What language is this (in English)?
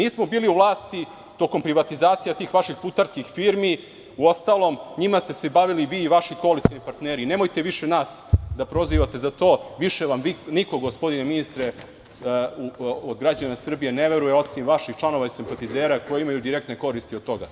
Serbian